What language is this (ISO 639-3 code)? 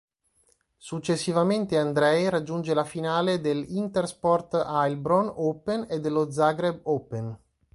ita